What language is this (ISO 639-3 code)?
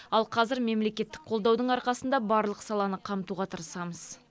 kaz